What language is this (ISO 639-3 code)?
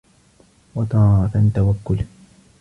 ara